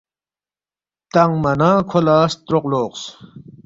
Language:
Balti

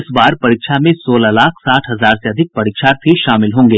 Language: Hindi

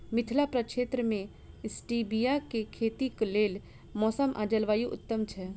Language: Maithili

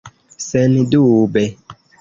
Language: Esperanto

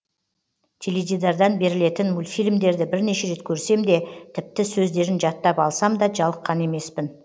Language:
Kazakh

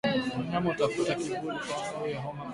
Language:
Swahili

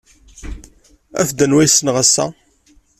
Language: Kabyle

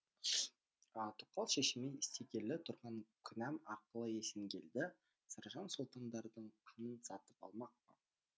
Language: Kazakh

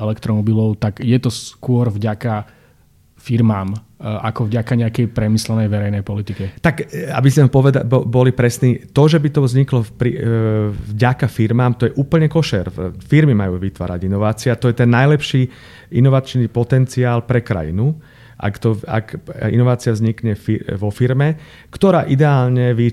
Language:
Slovak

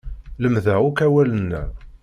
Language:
Kabyle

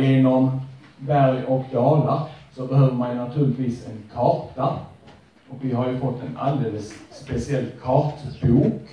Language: Swedish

